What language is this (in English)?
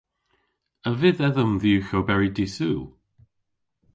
Cornish